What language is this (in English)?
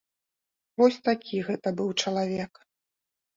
Belarusian